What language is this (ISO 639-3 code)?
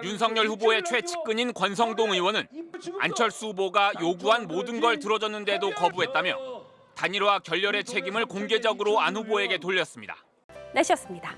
kor